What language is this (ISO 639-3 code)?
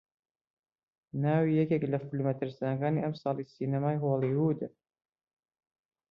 ckb